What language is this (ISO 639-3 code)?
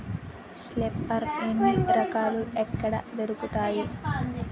tel